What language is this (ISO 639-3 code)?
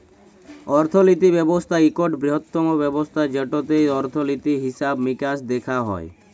ben